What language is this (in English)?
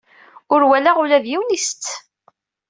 Kabyle